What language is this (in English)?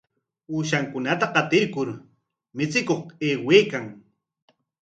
Corongo Ancash Quechua